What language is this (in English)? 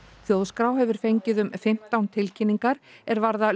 Icelandic